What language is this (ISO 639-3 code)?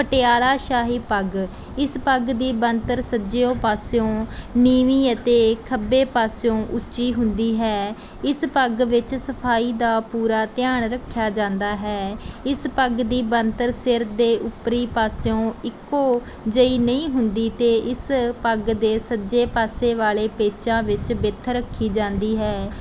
pan